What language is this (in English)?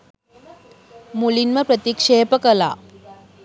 Sinhala